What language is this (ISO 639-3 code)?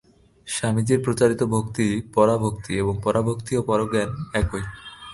ben